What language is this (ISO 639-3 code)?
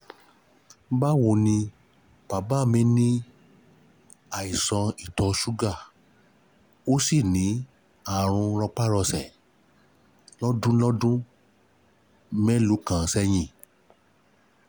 yor